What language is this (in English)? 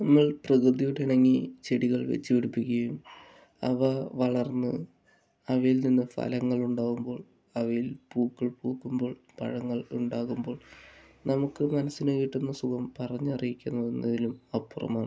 Malayalam